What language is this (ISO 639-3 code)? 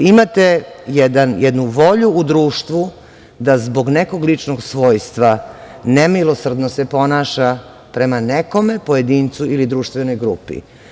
srp